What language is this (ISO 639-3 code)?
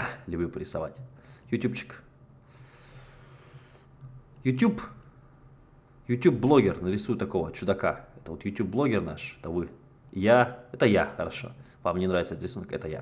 rus